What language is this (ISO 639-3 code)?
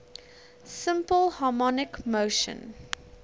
eng